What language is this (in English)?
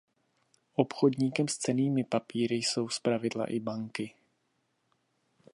Czech